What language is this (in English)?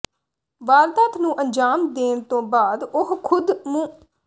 Punjabi